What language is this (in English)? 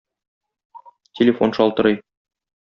Tatar